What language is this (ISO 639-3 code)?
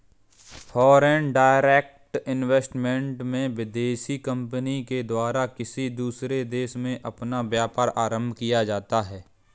hin